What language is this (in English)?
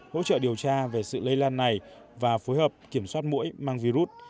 Vietnamese